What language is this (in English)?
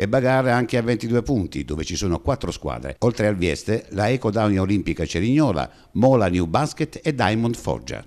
Italian